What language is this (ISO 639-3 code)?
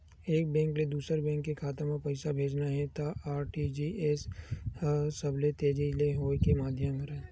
hne